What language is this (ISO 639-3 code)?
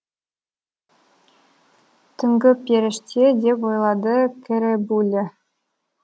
kaz